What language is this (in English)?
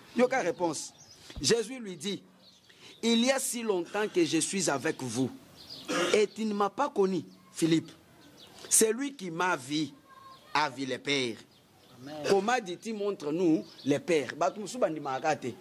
French